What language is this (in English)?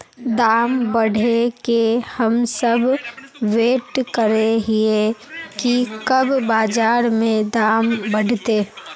Magahi